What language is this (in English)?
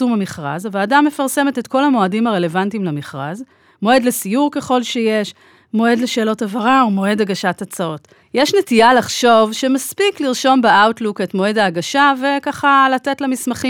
Hebrew